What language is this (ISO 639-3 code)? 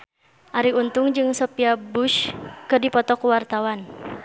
sun